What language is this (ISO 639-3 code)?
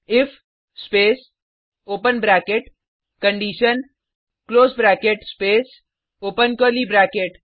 hin